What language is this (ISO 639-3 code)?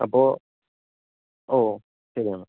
mal